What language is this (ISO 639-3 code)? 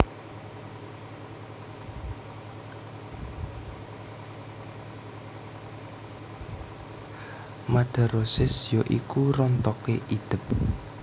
jav